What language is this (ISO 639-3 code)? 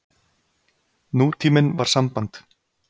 isl